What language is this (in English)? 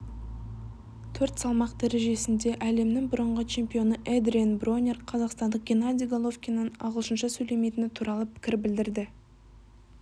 Kazakh